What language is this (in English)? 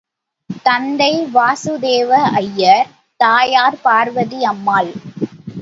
Tamil